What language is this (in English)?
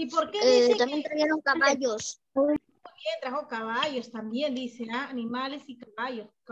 Spanish